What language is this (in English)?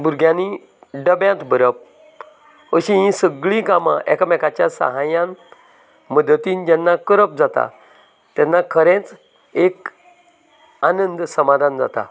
Konkani